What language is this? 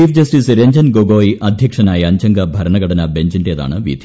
Malayalam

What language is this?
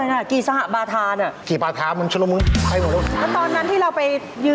Thai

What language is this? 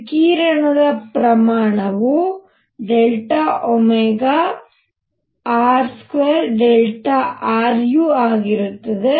Kannada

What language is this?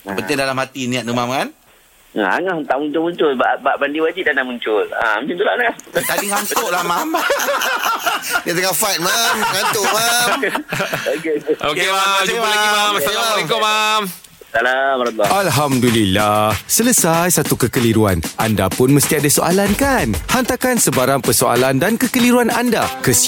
Malay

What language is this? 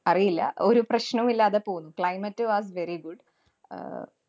Malayalam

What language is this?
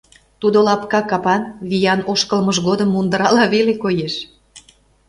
Mari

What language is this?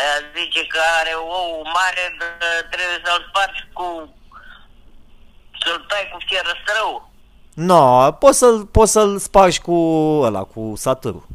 Romanian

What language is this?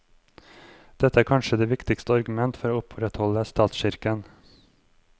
Norwegian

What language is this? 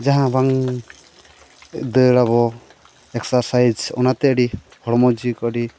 Santali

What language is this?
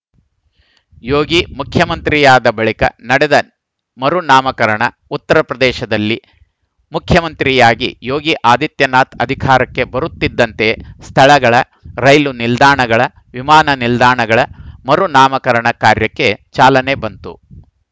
Kannada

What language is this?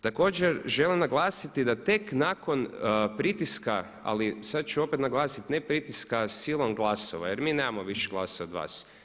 Croatian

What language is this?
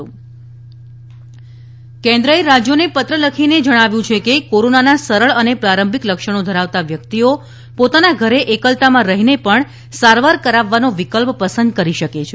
Gujarati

